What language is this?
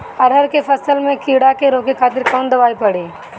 Bhojpuri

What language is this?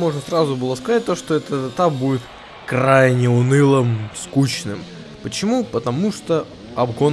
Russian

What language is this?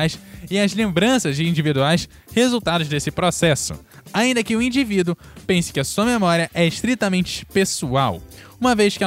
Portuguese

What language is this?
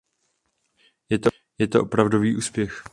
Czech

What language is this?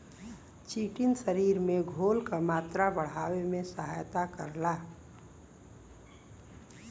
Bhojpuri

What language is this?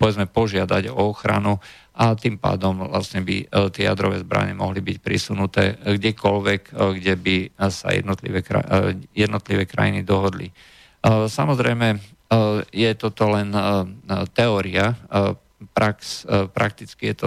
Slovak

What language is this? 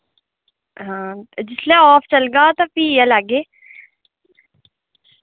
Dogri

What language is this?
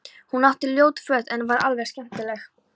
Icelandic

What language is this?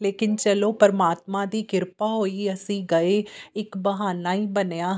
Punjabi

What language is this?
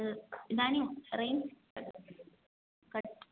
Sanskrit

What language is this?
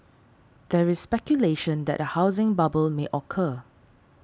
English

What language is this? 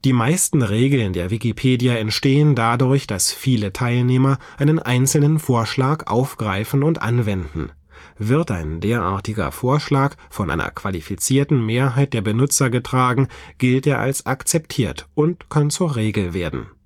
German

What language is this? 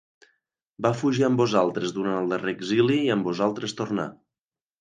Catalan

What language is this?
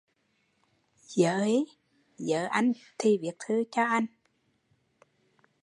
Vietnamese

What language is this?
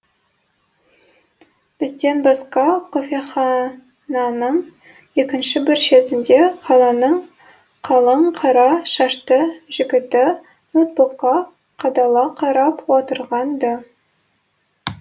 Kazakh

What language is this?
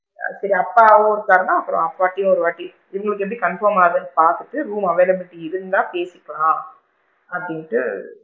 Tamil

